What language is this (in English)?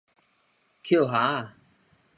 Min Nan Chinese